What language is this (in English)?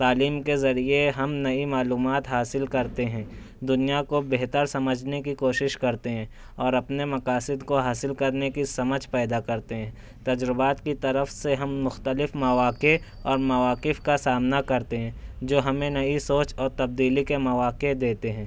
Urdu